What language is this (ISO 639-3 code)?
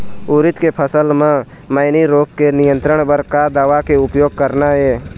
hne